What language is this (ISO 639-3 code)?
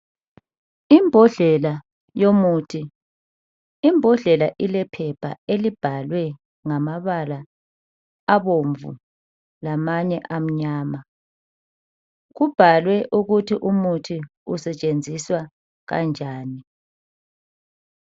nde